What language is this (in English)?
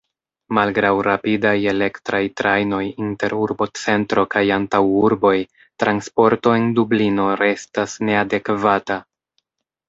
Esperanto